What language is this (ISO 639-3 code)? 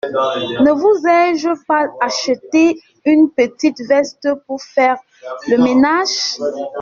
fra